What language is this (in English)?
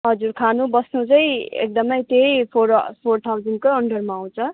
Nepali